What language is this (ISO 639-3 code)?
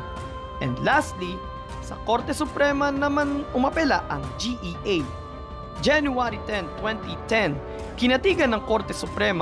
fil